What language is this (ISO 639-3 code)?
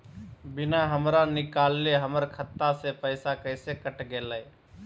mag